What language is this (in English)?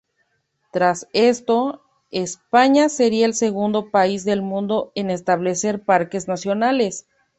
Spanish